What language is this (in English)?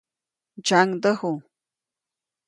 Copainalá Zoque